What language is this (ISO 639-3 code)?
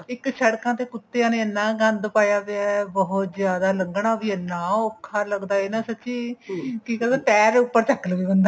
pan